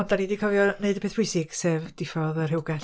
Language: Welsh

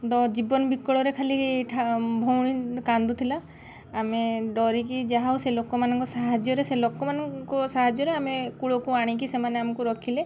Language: Odia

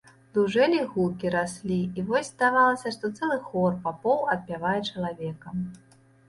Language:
Belarusian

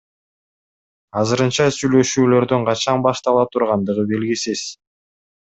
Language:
Kyrgyz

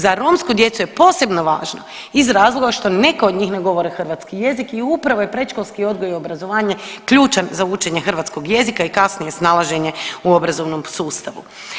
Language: Croatian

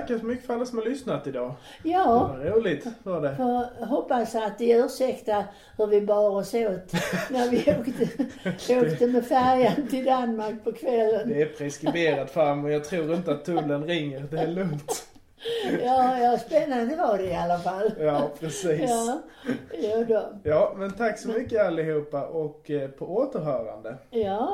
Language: Swedish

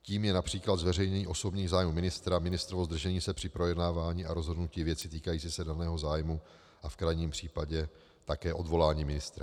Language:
Czech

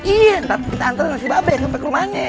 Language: Indonesian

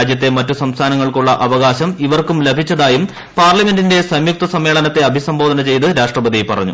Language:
Malayalam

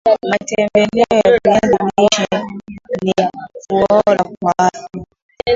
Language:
Swahili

